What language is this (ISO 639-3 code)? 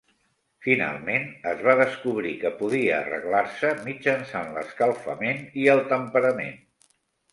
cat